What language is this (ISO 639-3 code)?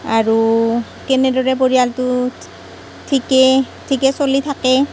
asm